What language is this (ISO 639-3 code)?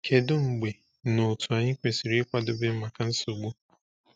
ibo